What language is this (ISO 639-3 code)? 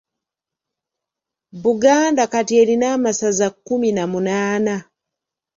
lug